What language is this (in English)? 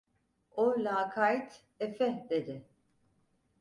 Turkish